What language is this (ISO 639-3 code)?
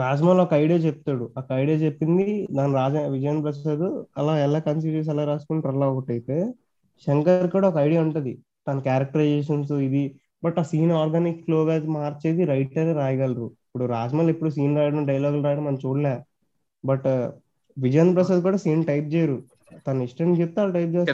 tel